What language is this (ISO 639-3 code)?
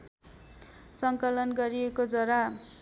nep